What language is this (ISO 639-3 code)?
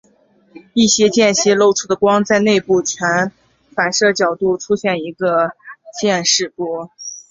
zho